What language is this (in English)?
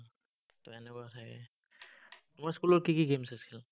Assamese